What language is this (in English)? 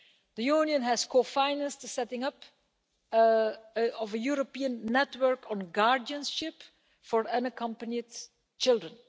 English